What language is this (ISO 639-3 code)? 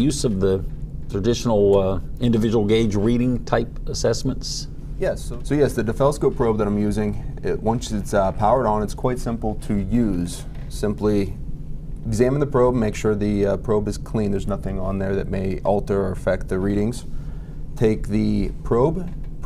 eng